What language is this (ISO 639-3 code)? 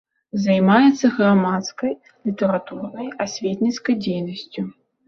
bel